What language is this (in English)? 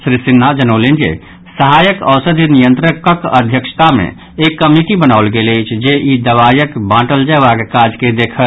Maithili